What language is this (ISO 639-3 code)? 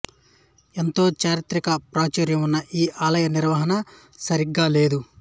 tel